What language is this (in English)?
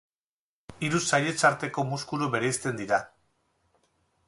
Basque